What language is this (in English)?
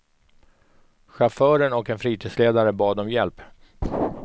Swedish